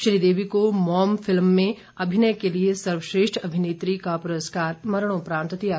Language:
Hindi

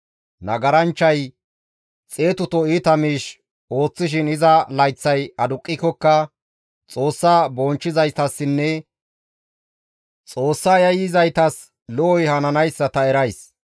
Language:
Gamo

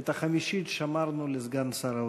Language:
Hebrew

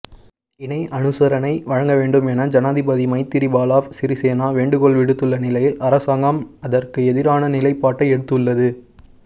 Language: Tamil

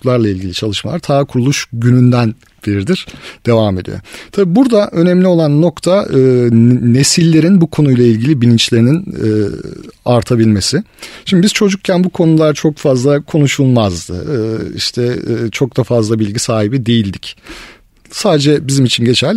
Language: Turkish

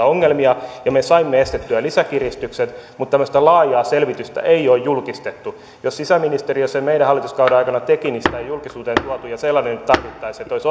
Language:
Finnish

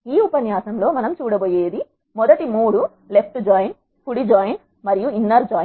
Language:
Telugu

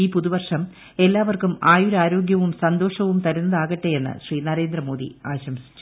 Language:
Malayalam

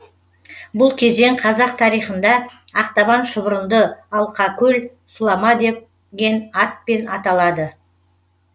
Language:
Kazakh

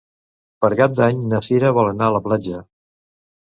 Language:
Catalan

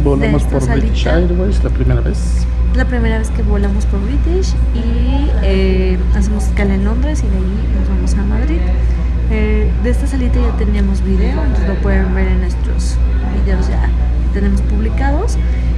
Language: Spanish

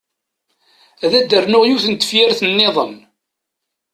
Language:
Kabyle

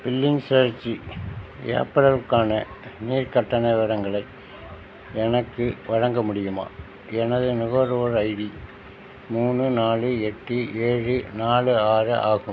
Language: Tamil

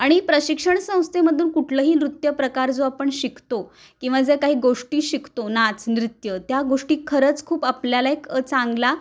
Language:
Marathi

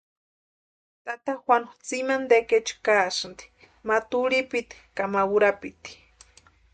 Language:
Western Highland Purepecha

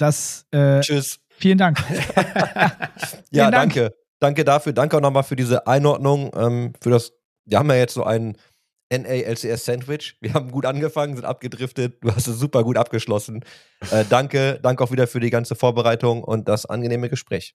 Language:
German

